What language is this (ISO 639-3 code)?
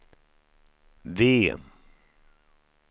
swe